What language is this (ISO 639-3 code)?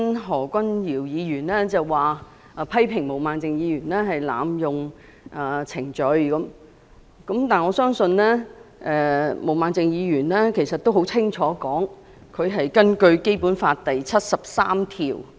yue